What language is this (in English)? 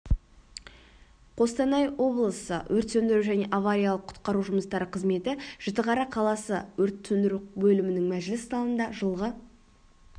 Kazakh